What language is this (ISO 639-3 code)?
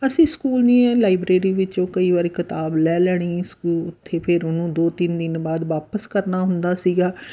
pan